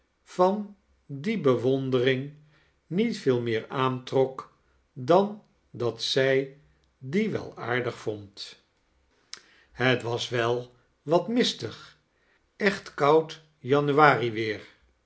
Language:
Dutch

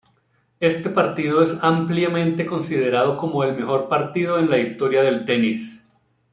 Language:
Spanish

